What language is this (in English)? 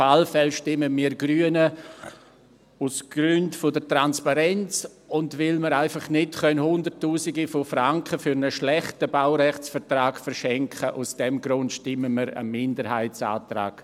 Swiss German